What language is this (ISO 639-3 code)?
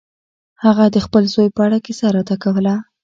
pus